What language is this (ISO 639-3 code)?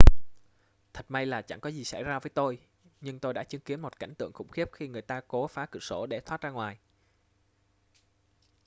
vie